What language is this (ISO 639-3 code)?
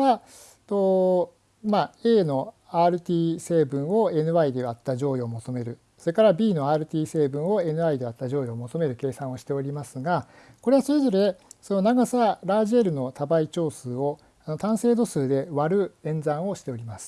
jpn